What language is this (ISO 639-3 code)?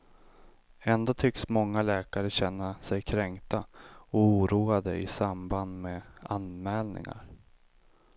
swe